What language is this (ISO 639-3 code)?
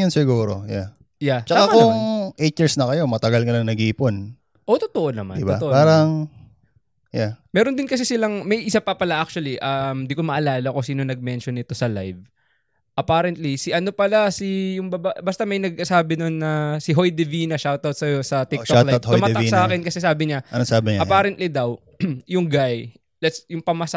fil